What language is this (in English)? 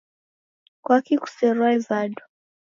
Taita